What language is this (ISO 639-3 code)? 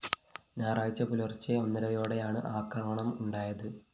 mal